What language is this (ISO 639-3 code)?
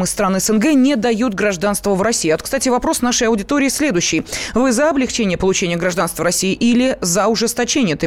rus